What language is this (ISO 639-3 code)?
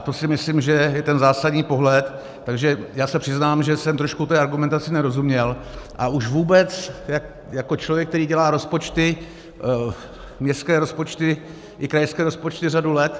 ces